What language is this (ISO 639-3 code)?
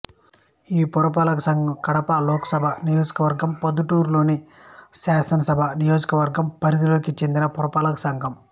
tel